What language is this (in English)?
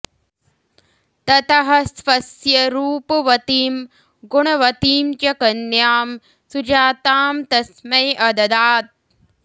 Sanskrit